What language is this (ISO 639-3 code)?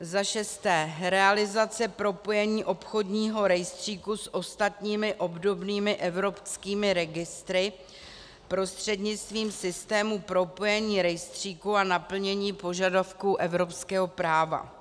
ces